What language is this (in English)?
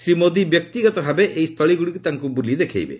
Odia